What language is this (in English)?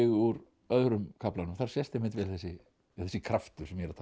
Icelandic